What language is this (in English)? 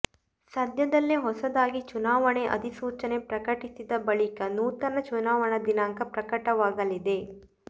Kannada